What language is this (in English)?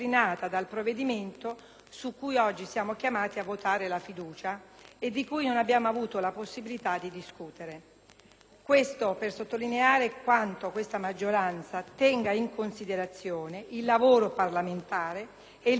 Italian